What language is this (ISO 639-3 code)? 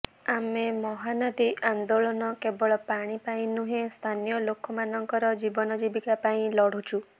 ori